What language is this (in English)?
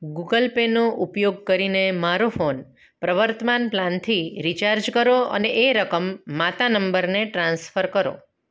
Gujarati